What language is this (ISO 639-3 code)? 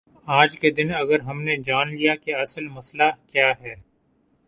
urd